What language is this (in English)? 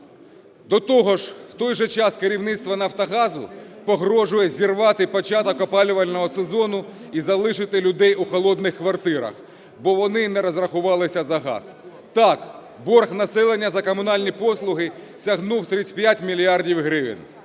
Ukrainian